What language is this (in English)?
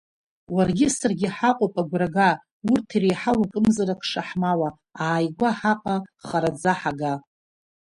Abkhazian